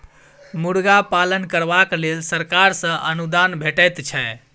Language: Maithili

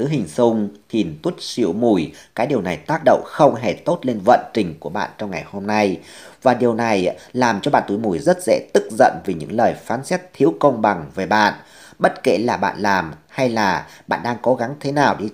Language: Vietnamese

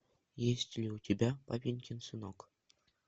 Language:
Russian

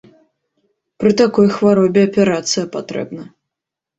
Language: Belarusian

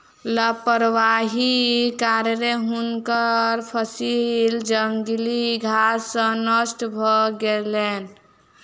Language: Maithili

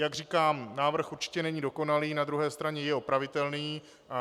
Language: Czech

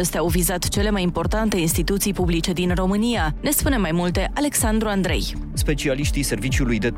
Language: Romanian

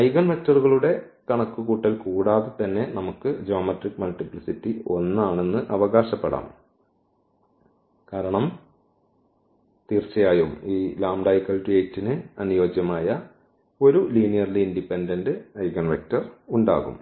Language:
Malayalam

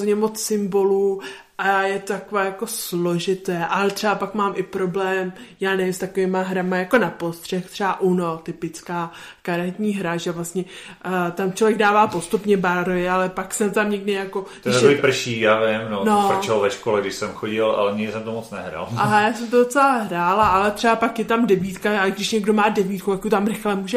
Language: Czech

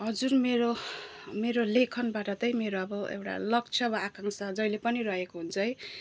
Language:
Nepali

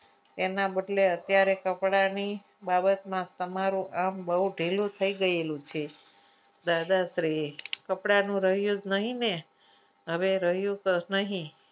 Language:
Gujarati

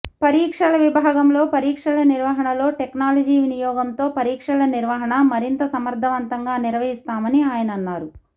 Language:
Telugu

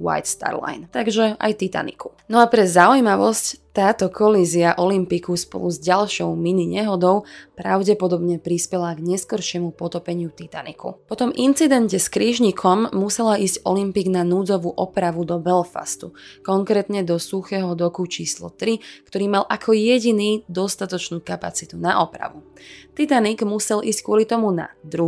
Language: Slovak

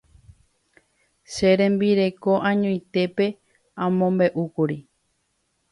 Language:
Guarani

